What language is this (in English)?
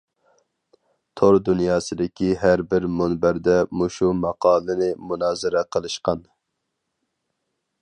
Uyghur